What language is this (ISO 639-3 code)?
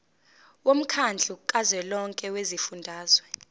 zul